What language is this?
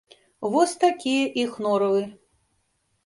Belarusian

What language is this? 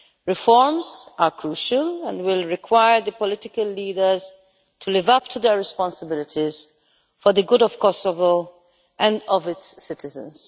English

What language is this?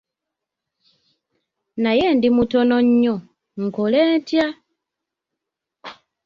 Ganda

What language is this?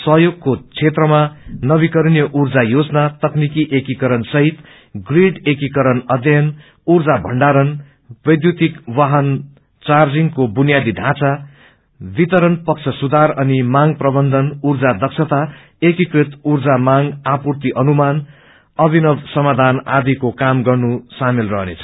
Nepali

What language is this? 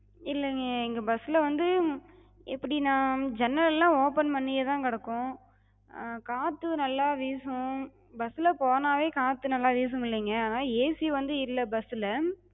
Tamil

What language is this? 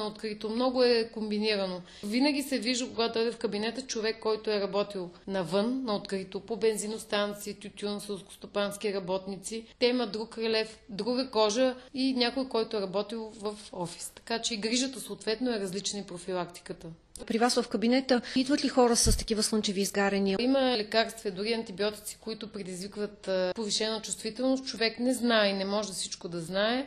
Bulgarian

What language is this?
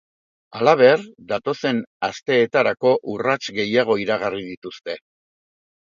Basque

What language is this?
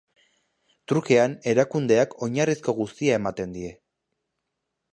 Basque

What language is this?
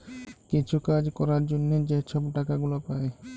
Bangla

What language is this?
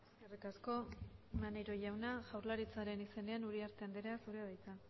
Basque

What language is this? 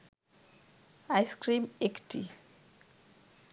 Bangla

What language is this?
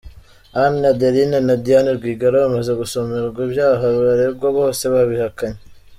Kinyarwanda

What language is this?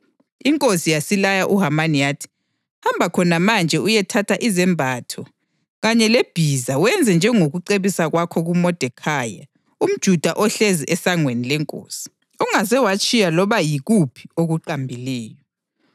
North Ndebele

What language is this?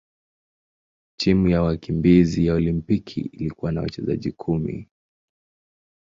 Swahili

